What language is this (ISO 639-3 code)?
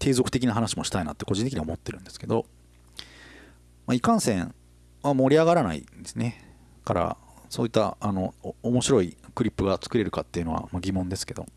jpn